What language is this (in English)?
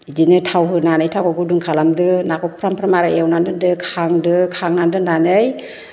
Bodo